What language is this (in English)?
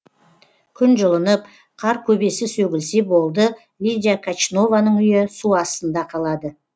Kazakh